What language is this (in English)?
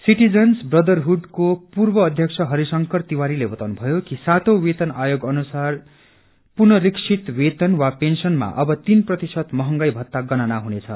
Nepali